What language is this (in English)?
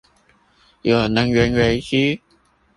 Chinese